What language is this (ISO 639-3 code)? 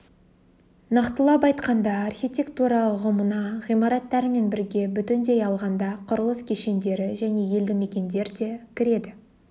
kaz